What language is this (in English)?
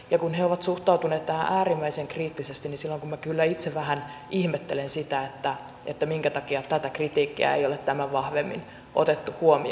Finnish